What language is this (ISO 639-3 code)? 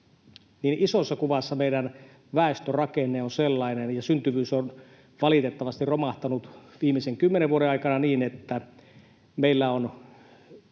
fin